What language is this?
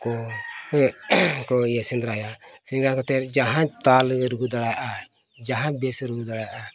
Santali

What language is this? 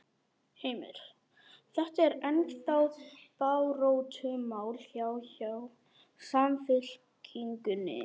Icelandic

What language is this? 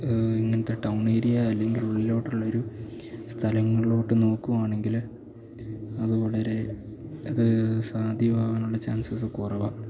Malayalam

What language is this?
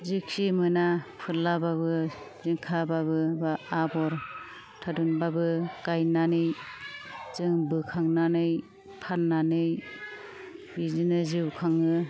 Bodo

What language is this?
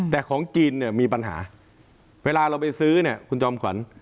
Thai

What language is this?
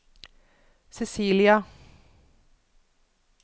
Norwegian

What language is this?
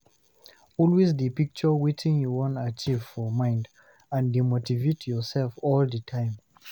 Nigerian Pidgin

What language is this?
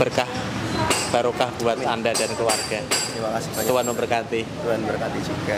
Indonesian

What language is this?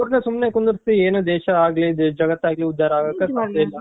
Kannada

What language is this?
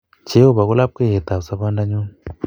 Kalenjin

